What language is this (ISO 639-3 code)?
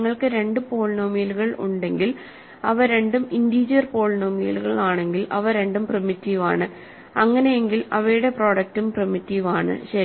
mal